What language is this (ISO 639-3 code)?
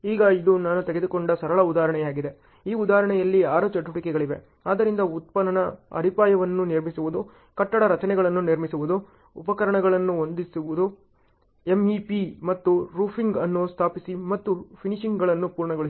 kan